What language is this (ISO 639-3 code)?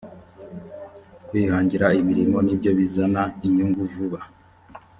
kin